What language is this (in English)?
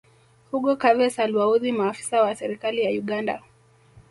Swahili